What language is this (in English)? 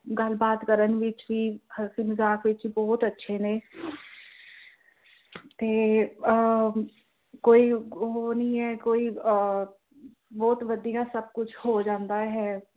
Punjabi